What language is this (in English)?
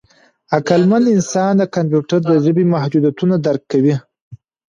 Pashto